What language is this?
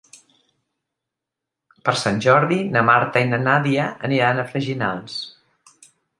Catalan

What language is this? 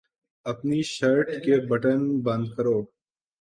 Urdu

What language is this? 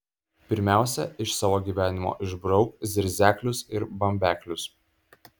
Lithuanian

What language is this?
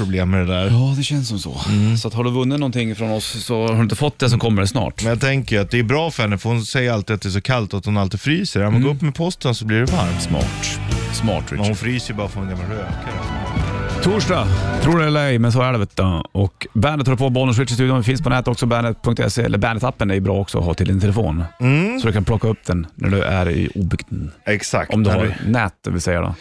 Swedish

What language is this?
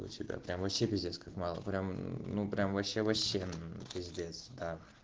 Russian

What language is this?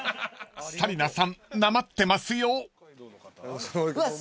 Japanese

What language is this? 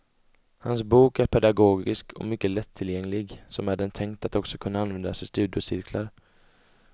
Swedish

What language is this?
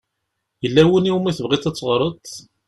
Kabyle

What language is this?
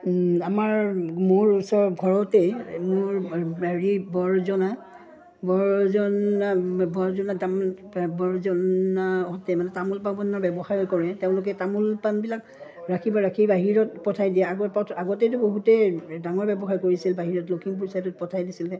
Assamese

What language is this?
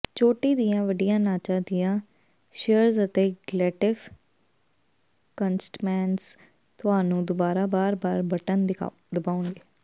Punjabi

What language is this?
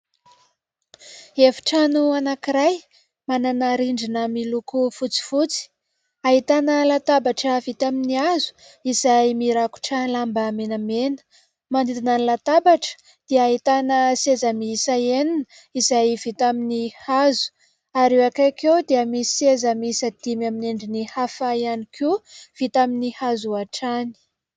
Malagasy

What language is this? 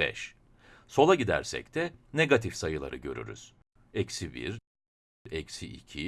Turkish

